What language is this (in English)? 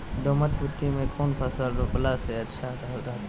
Magahi